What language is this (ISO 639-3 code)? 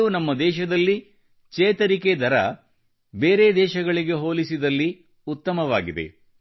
kan